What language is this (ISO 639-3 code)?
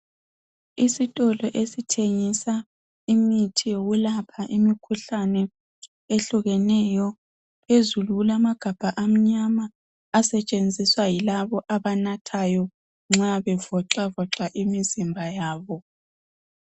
nde